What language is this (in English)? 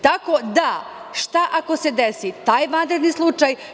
Serbian